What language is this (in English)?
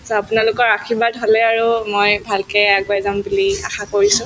Assamese